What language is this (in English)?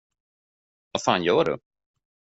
Swedish